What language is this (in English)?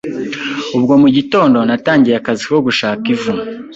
Kinyarwanda